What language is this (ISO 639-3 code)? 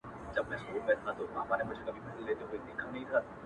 pus